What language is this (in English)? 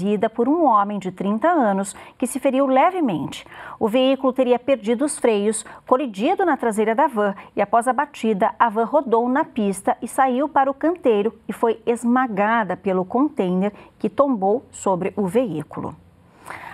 Portuguese